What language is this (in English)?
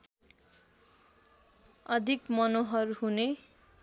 Nepali